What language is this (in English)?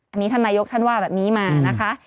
Thai